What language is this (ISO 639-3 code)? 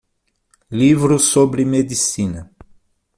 por